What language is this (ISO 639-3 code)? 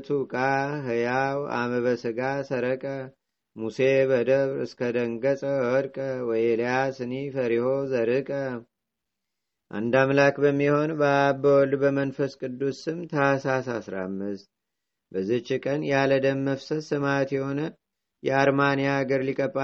amh